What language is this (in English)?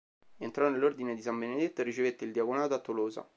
Italian